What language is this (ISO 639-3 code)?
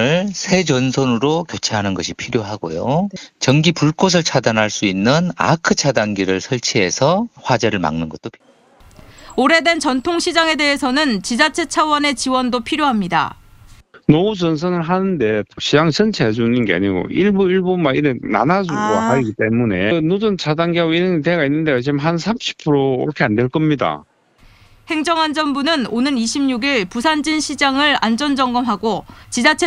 kor